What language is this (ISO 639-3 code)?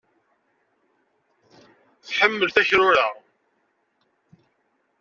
kab